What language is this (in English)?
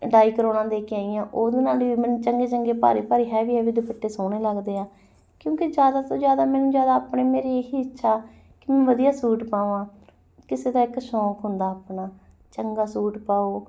Punjabi